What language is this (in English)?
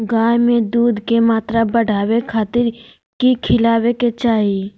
Magahi